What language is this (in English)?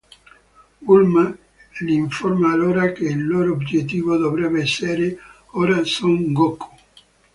Italian